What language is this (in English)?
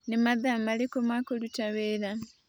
Kikuyu